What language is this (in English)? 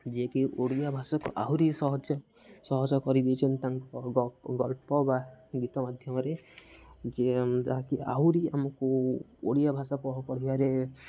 Odia